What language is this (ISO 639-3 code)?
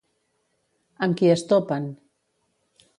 cat